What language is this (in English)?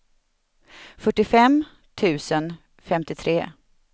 Swedish